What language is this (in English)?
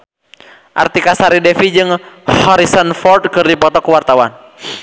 Sundanese